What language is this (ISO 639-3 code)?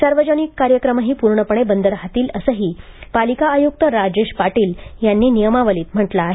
mar